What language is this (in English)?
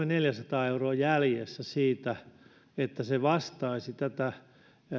Finnish